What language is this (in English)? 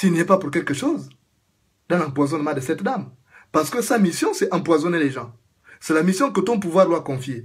French